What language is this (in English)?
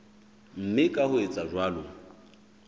Southern Sotho